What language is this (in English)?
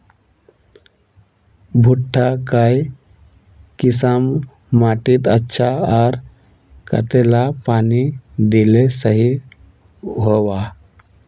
Magahi